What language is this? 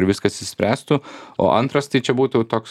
Lithuanian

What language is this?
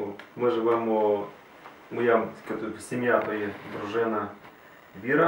Ukrainian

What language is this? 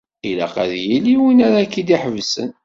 Kabyle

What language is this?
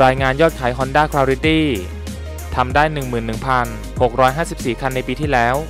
Thai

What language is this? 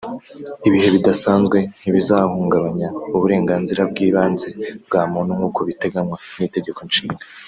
Kinyarwanda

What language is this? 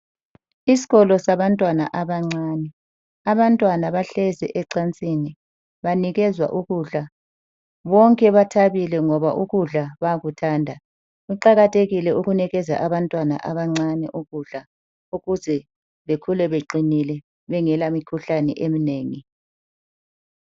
North Ndebele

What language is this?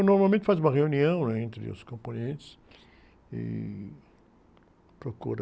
Portuguese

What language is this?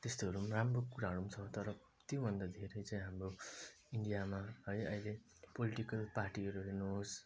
Nepali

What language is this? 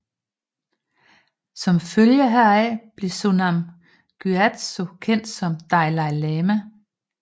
Danish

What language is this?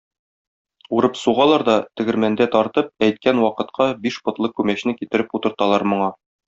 Tatar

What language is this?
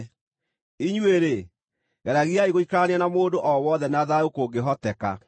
Kikuyu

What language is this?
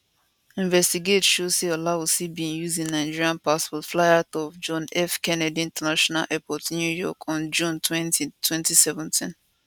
Nigerian Pidgin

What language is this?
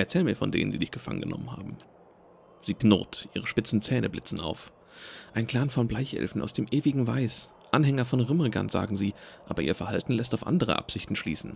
German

